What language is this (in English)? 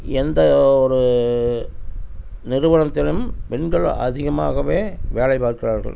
Tamil